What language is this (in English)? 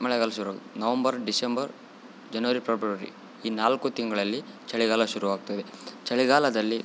Kannada